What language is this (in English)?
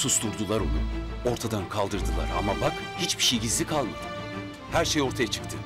Turkish